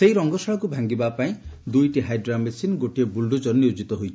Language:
Odia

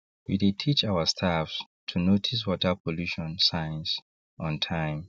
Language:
Nigerian Pidgin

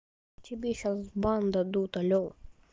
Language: Russian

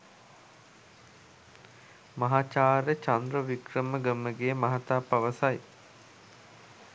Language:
Sinhala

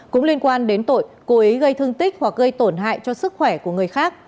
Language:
Vietnamese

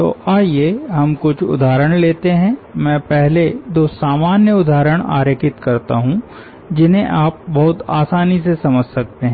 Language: Hindi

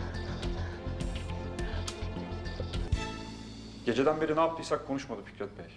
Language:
Turkish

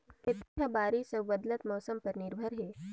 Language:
Chhattisgarhi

